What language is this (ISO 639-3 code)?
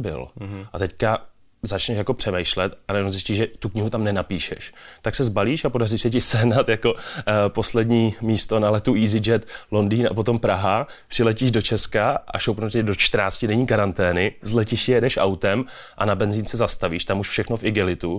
ces